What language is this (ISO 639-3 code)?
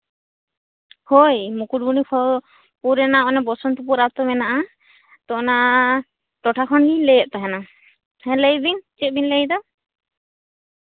sat